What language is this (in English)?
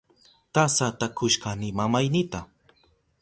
Southern Pastaza Quechua